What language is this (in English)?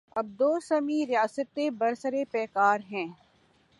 Urdu